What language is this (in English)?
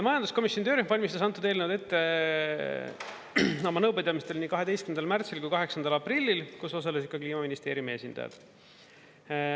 Estonian